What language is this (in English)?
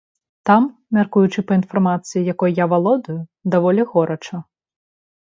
Belarusian